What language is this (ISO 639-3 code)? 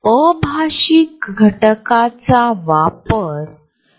mar